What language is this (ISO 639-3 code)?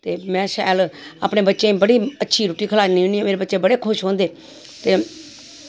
doi